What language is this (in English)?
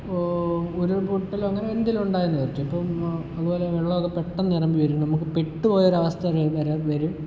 Malayalam